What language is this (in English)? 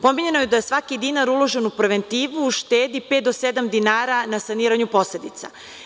Serbian